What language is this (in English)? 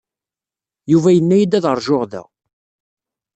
Kabyle